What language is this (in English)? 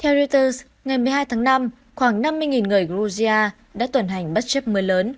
Vietnamese